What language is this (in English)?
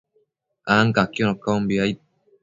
Matsés